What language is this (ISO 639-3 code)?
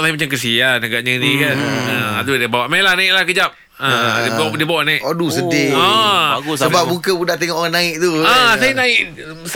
msa